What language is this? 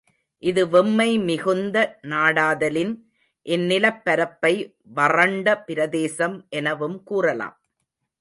Tamil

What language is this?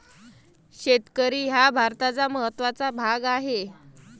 Marathi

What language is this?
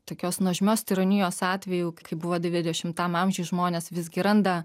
Lithuanian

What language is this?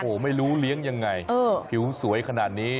Thai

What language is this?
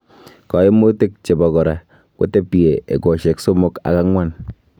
Kalenjin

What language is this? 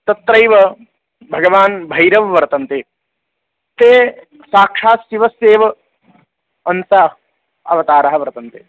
Sanskrit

